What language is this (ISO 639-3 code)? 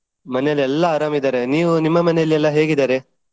kan